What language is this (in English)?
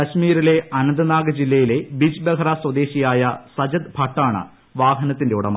Malayalam